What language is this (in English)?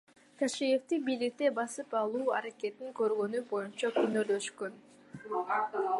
Kyrgyz